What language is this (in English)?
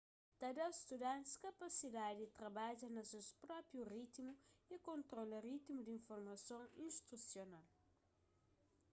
Kabuverdianu